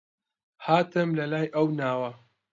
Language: Central Kurdish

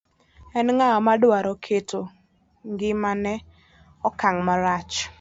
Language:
Luo (Kenya and Tanzania)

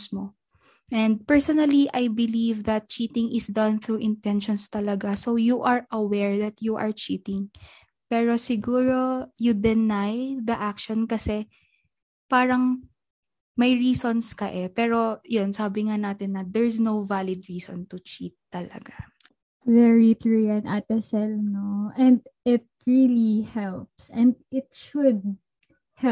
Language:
Filipino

